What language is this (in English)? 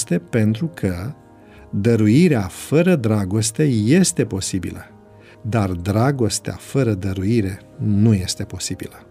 Romanian